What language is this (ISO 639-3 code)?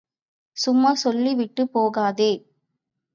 tam